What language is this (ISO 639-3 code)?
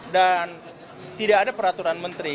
ind